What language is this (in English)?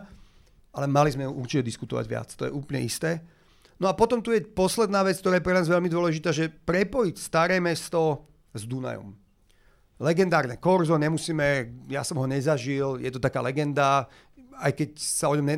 Slovak